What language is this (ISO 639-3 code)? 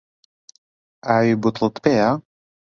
ckb